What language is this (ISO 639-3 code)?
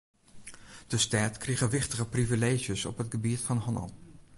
fry